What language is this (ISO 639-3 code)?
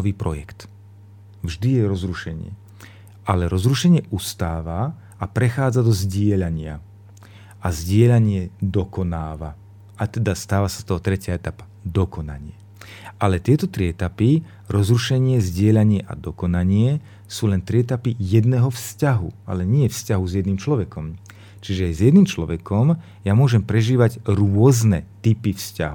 slk